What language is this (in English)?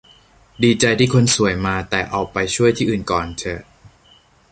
Thai